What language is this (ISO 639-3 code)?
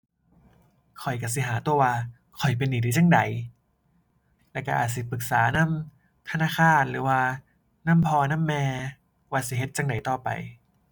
tha